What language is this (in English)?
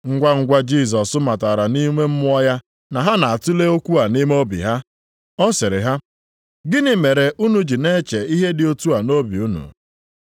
Igbo